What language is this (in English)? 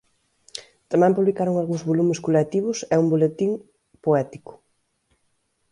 Galician